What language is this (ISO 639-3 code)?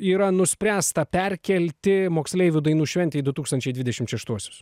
lit